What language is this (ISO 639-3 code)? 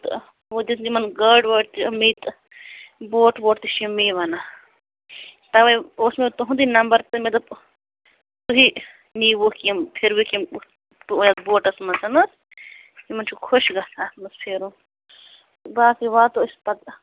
kas